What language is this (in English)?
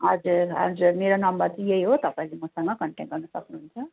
Nepali